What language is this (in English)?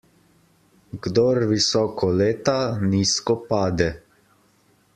Slovenian